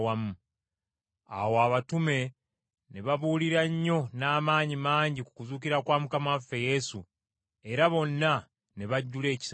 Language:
Ganda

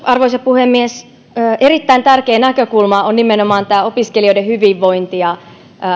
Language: Finnish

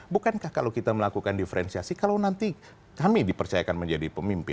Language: Indonesian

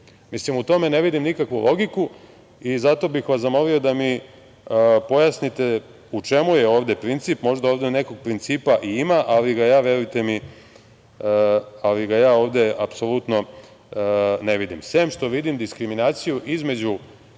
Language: Serbian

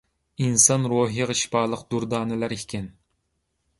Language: Uyghur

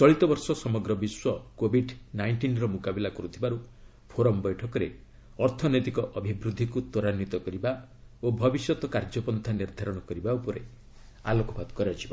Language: Odia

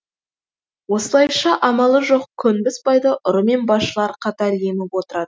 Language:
Kazakh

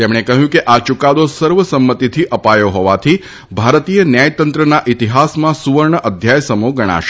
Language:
Gujarati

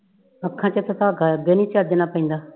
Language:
Punjabi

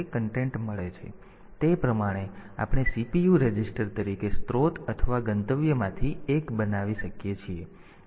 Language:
Gujarati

